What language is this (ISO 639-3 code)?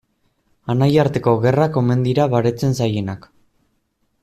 eus